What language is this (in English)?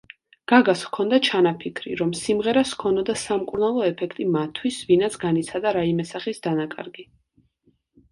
Georgian